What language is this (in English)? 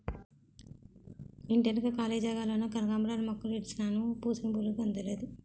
Telugu